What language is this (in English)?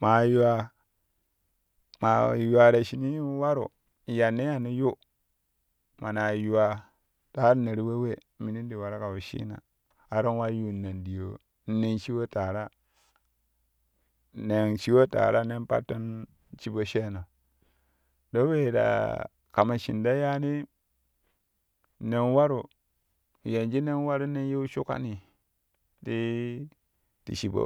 Kushi